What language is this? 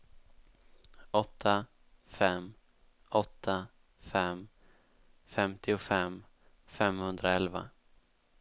Swedish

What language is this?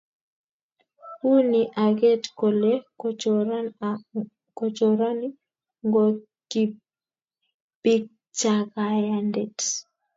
Kalenjin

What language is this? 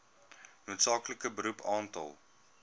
Afrikaans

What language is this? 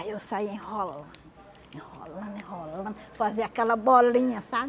Portuguese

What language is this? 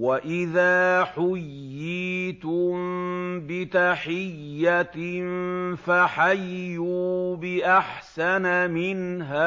Arabic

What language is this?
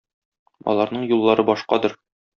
Tatar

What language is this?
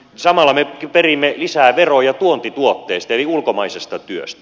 Finnish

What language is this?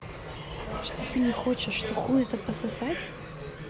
Russian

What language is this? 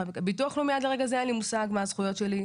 Hebrew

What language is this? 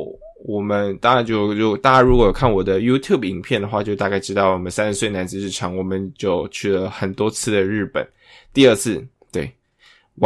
Chinese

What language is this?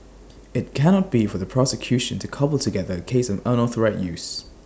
English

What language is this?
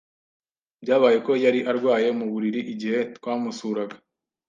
Kinyarwanda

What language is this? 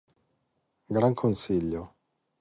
Italian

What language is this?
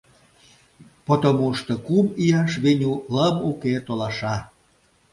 Mari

